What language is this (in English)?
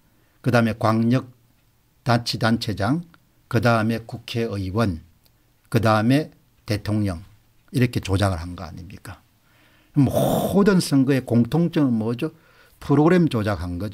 Korean